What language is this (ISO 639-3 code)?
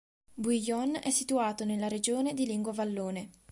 ita